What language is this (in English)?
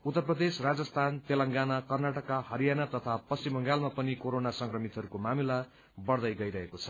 Nepali